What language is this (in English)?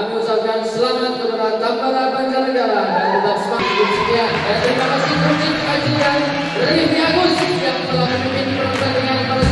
Indonesian